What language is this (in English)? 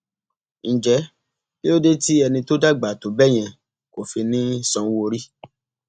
Yoruba